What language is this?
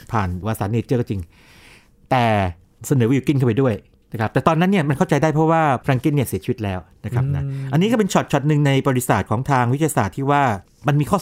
Thai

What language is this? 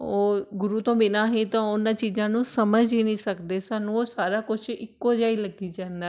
Punjabi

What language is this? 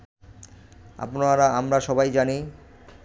Bangla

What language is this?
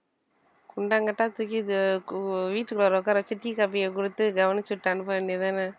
Tamil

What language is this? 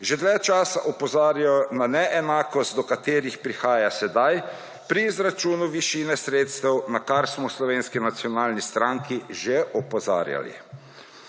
Slovenian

